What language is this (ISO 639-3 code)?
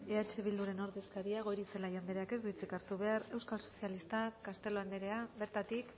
eus